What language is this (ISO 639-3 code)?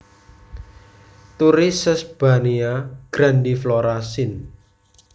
jav